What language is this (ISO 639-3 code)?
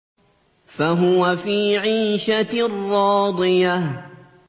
ara